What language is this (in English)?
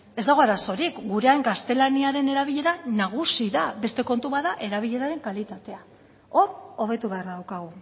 Basque